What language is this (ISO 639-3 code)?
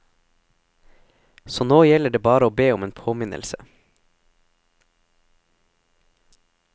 nor